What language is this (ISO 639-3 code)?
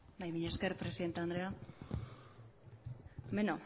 eus